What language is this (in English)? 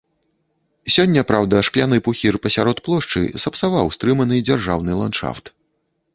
Belarusian